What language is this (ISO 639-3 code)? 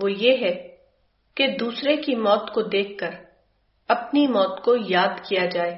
urd